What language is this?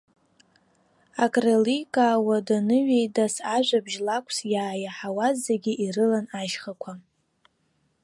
Abkhazian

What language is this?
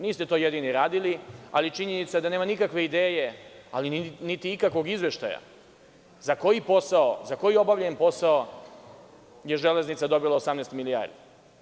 Serbian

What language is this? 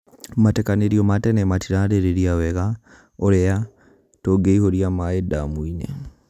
Kikuyu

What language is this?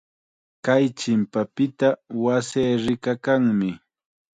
Chiquián Ancash Quechua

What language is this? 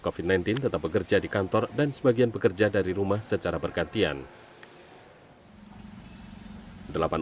Indonesian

